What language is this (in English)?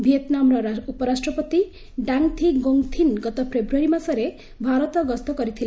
Odia